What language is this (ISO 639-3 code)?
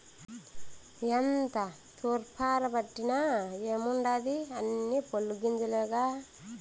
tel